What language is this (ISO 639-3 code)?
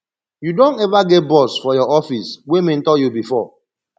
pcm